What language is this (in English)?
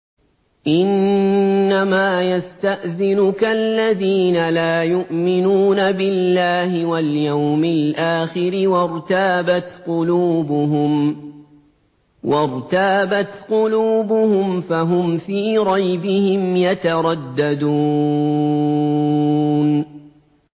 Arabic